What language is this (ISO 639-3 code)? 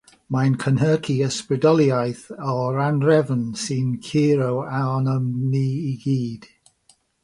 cym